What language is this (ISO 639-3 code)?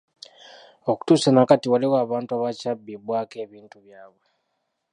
lug